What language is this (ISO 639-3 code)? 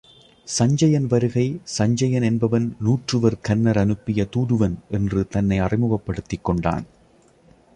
tam